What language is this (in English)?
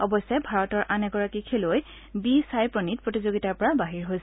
Assamese